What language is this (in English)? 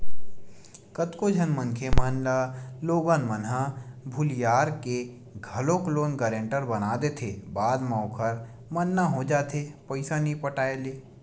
Chhattisgarhi